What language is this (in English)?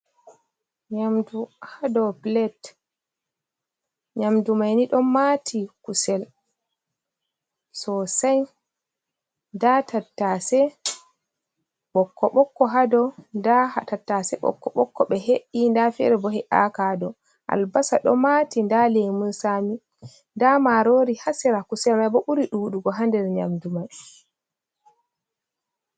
Fula